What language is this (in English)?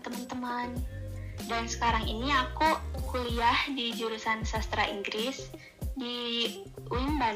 Indonesian